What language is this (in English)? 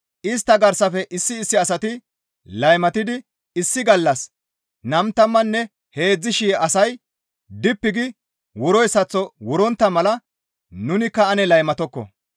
Gamo